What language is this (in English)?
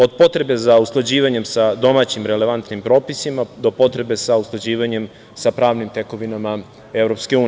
Serbian